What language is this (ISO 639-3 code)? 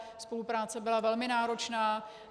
ces